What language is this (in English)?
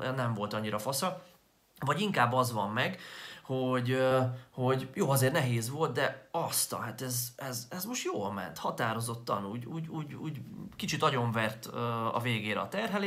Hungarian